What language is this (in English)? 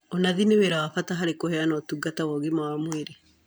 Kikuyu